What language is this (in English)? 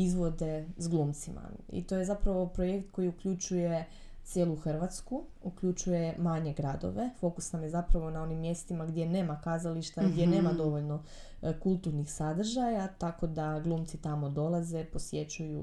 Croatian